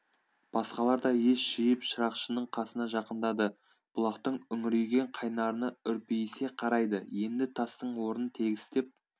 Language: Kazakh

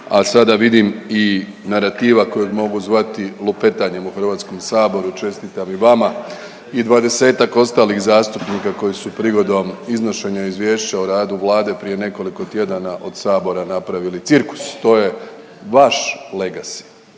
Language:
Croatian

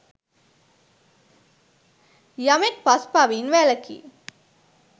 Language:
Sinhala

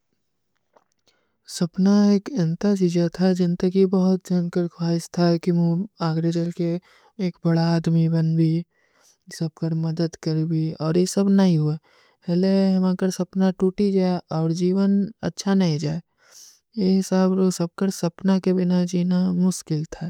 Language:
Kui (India)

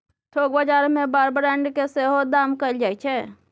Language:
Maithili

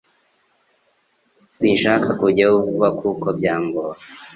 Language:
Kinyarwanda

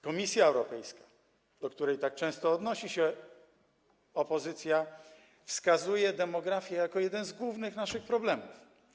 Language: Polish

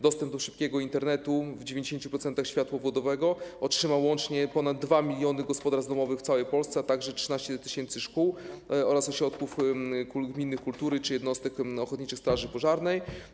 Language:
Polish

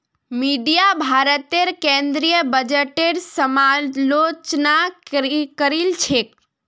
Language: Magahi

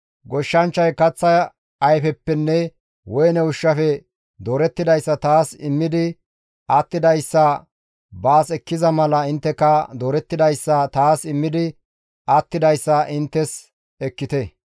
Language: Gamo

